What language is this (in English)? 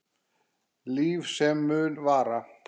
Icelandic